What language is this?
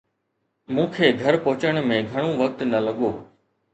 Sindhi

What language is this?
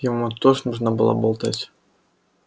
Russian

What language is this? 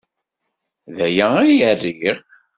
Kabyle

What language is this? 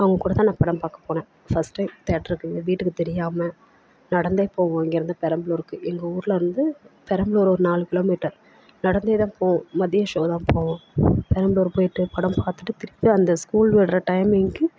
Tamil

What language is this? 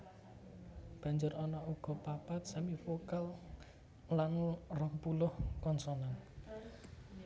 Javanese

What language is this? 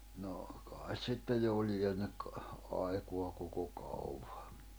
Finnish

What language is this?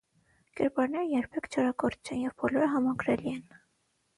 Armenian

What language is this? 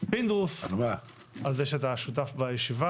Hebrew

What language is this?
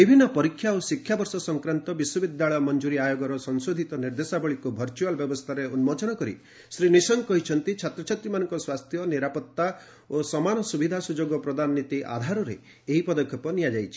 Odia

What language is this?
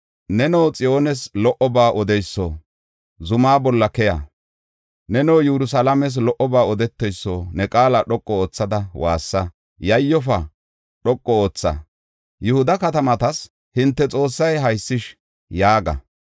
Gofa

